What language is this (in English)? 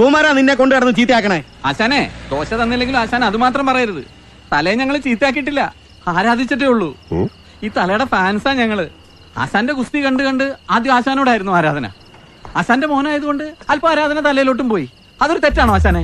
Malayalam